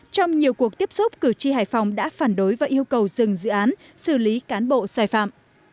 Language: Vietnamese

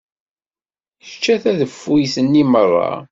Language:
Kabyle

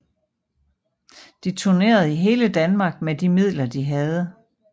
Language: Danish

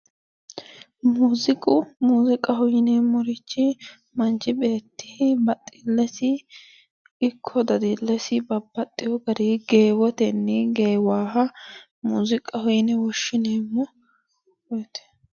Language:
Sidamo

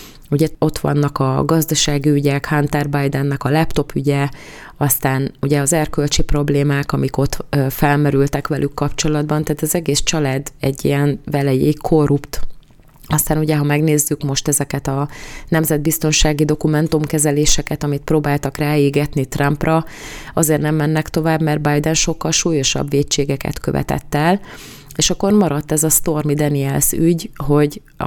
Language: Hungarian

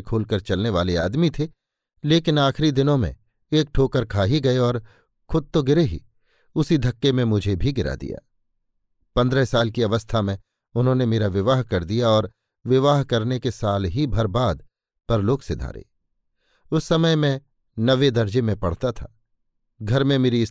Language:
Hindi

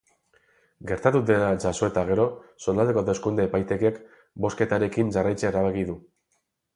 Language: Basque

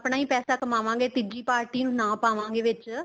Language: Punjabi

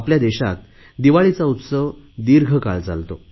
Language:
Marathi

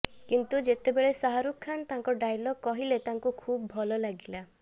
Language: Odia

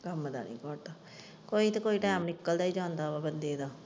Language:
Punjabi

